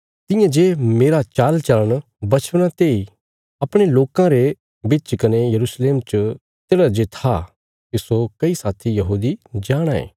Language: Bilaspuri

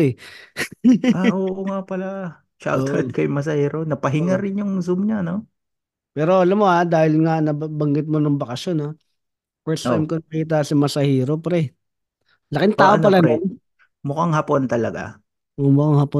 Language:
Filipino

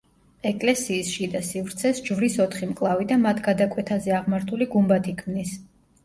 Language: Georgian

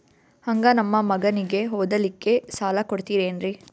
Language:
Kannada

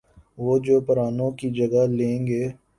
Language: Urdu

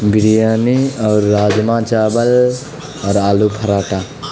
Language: Urdu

